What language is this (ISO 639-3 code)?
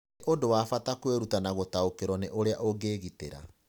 kik